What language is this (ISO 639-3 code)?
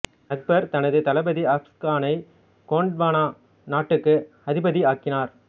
tam